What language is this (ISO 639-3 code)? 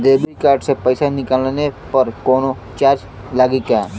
bho